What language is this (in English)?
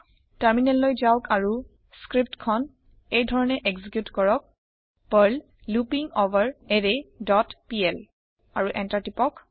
Assamese